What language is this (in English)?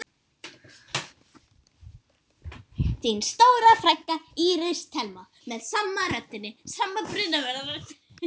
Icelandic